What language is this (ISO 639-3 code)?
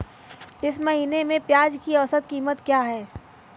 hin